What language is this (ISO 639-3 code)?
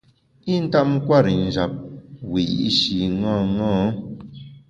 bax